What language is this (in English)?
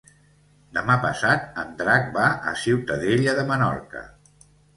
Catalan